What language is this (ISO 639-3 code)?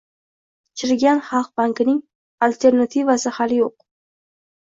uzb